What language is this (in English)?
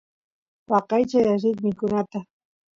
Santiago del Estero Quichua